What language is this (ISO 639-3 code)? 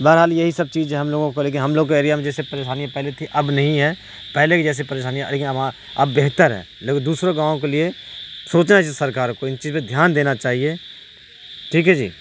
urd